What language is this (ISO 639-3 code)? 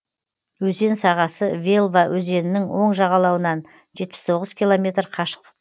kaz